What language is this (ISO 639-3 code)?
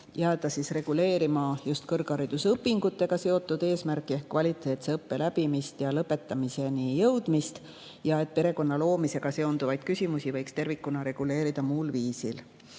est